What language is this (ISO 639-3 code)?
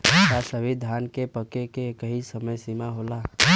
bho